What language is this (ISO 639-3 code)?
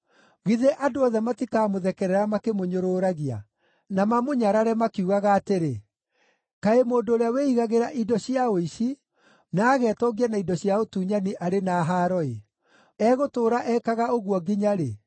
kik